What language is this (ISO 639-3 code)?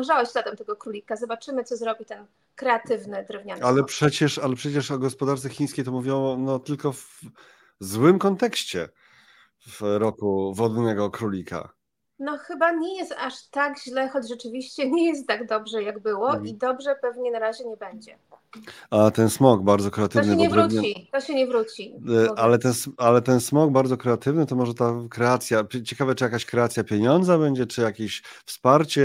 pol